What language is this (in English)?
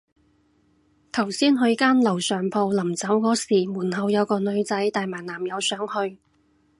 Cantonese